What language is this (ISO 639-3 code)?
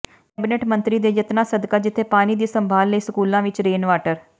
pan